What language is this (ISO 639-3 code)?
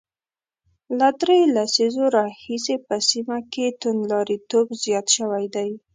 pus